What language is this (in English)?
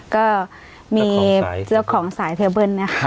Thai